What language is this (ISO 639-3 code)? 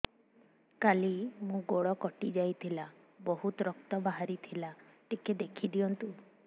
ori